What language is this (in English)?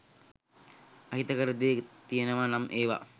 Sinhala